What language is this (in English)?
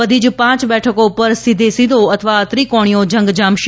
Gujarati